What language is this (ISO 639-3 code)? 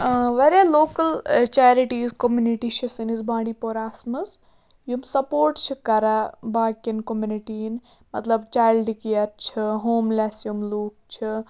kas